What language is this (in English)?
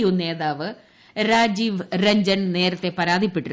Malayalam